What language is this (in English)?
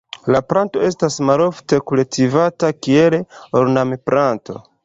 Esperanto